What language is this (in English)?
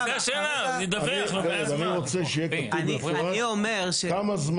Hebrew